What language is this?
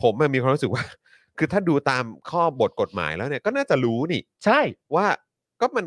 Thai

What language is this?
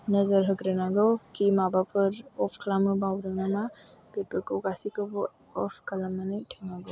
Bodo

